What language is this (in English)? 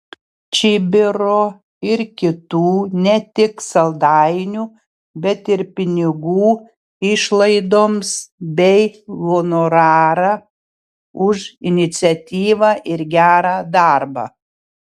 Lithuanian